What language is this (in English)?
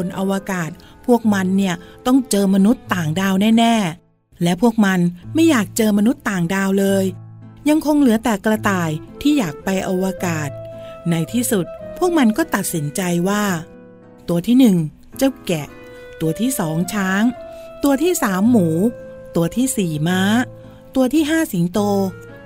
Thai